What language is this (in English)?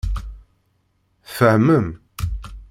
Kabyle